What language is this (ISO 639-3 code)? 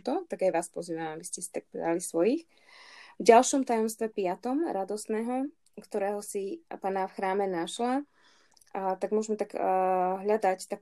slk